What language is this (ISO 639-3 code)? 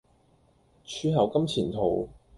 yue